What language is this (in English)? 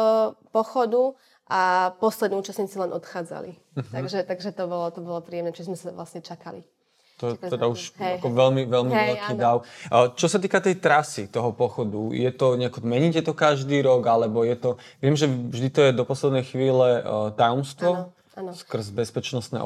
Slovak